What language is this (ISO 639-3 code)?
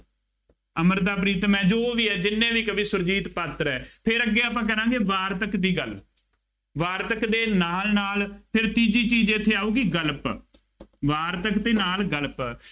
pan